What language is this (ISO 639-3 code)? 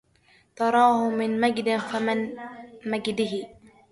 ara